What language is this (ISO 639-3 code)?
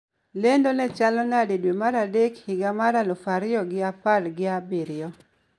luo